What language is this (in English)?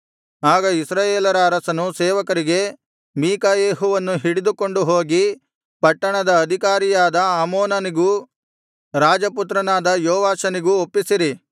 Kannada